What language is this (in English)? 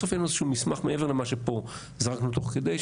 Hebrew